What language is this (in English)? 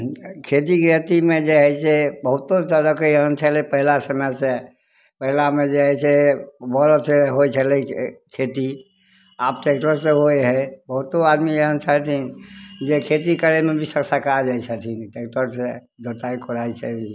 Maithili